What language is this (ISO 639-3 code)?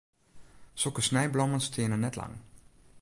fry